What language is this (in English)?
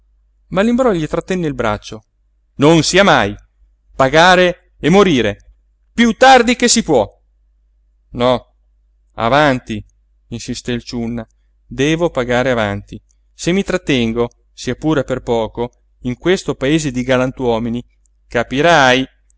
Italian